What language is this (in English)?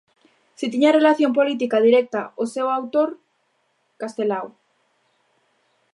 Galician